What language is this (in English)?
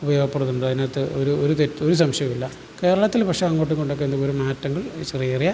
Malayalam